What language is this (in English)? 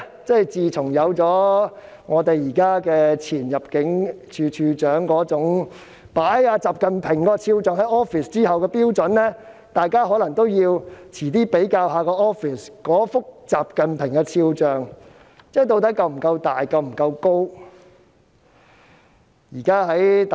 Cantonese